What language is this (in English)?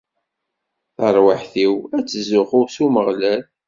Kabyle